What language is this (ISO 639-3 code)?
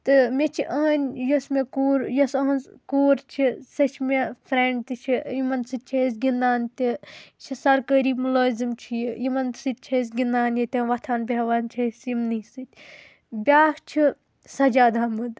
kas